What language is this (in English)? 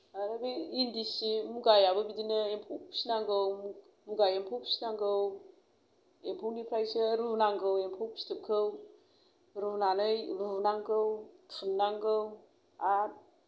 Bodo